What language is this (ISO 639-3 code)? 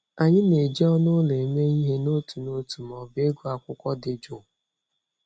ibo